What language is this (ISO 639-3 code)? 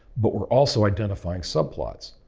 eng